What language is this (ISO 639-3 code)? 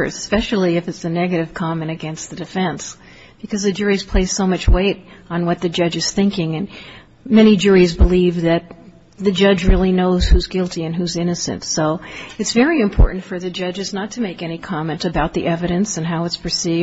eng